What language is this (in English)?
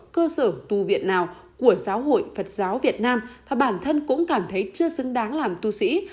Vietnamese